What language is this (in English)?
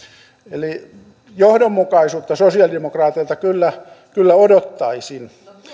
Finnish